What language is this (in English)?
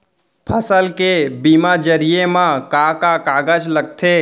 Chhattisgarhi